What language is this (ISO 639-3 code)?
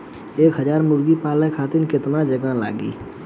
bho